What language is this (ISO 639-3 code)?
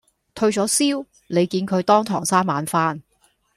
yue